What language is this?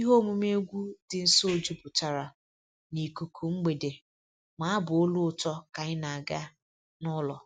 Igbo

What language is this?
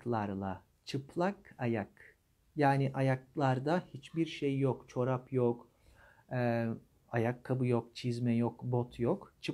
Turkish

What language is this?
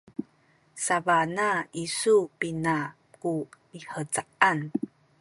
Sakizaya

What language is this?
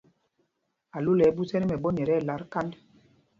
Mpumpong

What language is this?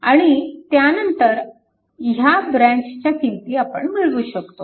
Marathi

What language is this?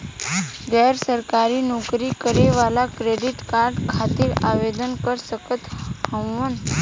Bhojpuri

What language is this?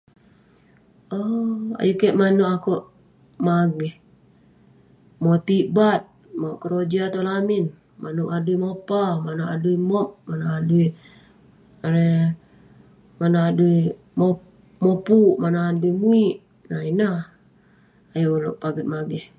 Western Penan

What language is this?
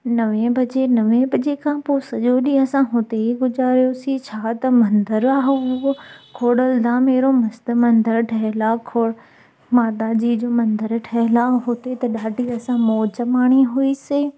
Sindhi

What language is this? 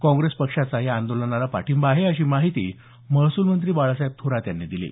Marathi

